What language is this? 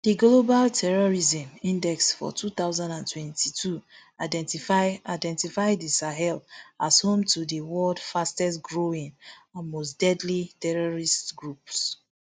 Nigerian Pidgin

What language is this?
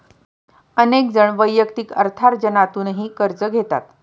Marathi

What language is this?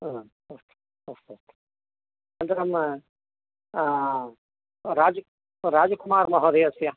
Sanskrit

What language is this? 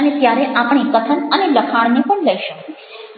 Gujarati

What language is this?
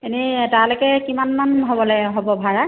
Assamese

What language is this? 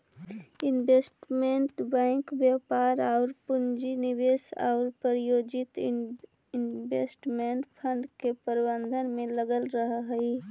Magahi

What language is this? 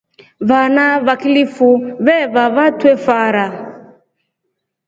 Rombo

